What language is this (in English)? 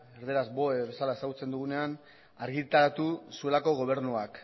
Basque